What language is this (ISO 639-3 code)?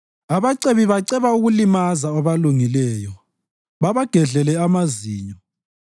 nde